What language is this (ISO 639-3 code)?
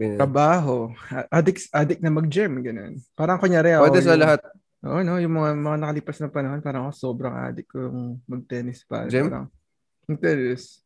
fil